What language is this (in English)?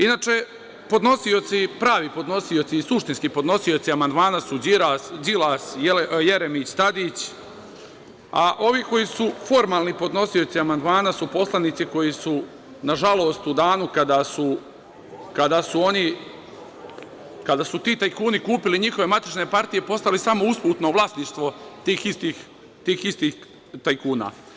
Serbian